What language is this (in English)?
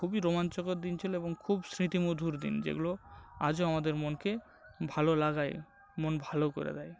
Bangla